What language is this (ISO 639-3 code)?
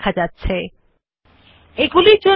ben